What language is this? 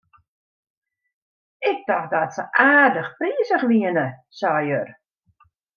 Western Frisian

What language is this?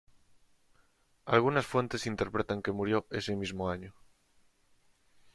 Spanish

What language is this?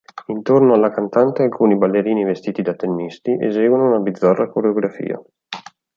Italian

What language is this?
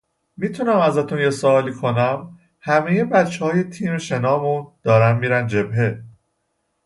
Persian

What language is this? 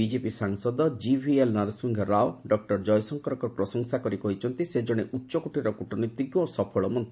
Odia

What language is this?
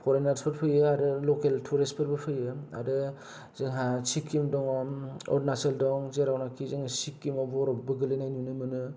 Bodo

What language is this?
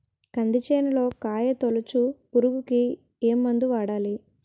Telugu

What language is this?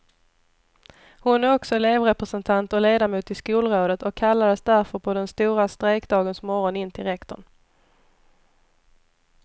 Swedish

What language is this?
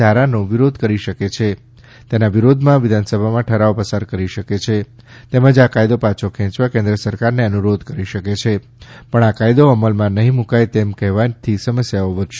Gujarati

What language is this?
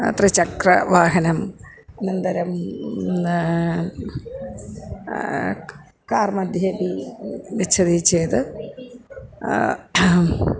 Sanskrit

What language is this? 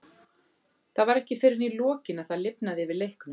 Icelandic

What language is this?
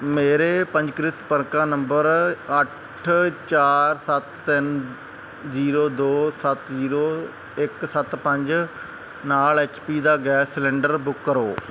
Punjabi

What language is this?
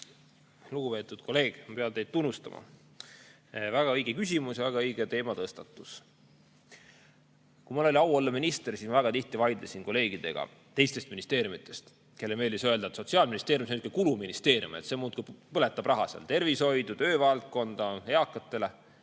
Estonian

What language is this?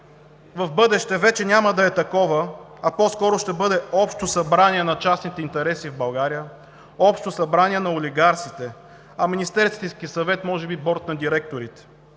Bulgarian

